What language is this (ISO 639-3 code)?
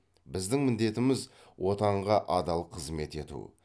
kaz